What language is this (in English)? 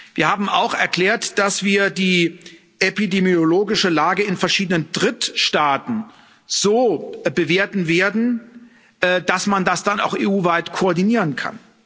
German